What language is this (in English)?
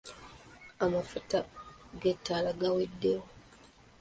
Ganda